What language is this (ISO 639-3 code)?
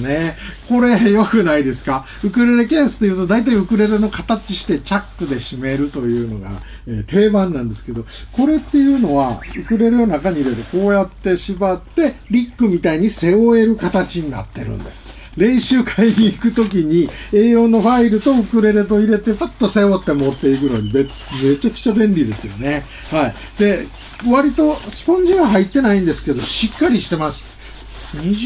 jpn